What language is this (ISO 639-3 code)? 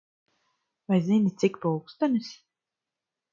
lav